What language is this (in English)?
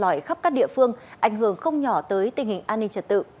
Vietnamese